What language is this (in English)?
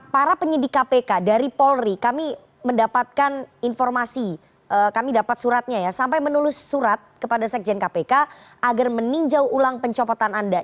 Indonesian